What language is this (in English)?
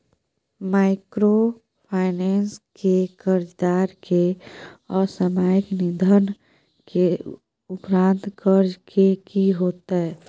Maithili